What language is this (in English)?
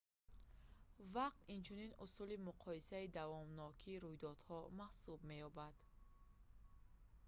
Tajik